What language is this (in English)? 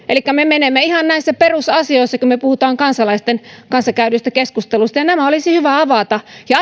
Finnish